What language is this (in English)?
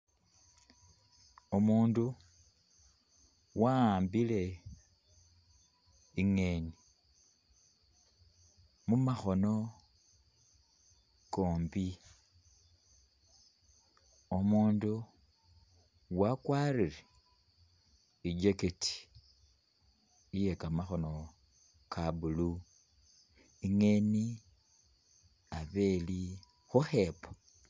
Masaaba